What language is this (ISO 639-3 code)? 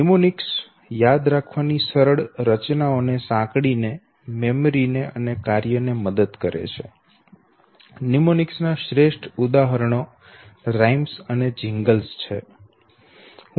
guj